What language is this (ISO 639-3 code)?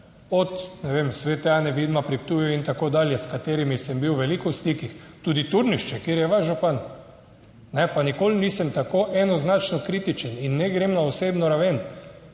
slv